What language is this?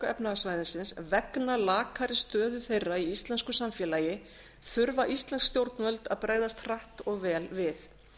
Icelandic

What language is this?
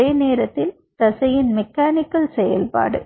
Tamil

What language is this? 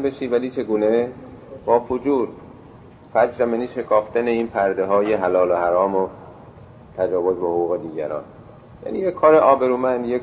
Persian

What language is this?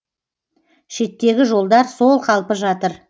Kazakh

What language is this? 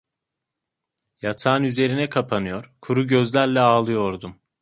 Turkish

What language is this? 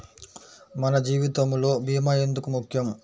Telugu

